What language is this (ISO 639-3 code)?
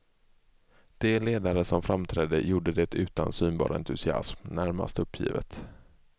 swe